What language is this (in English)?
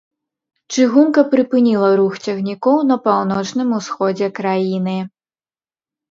Belarusian